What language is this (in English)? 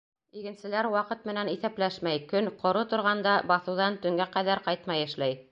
Bashkir